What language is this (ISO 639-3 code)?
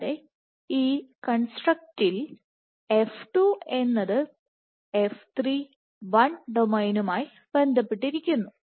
mal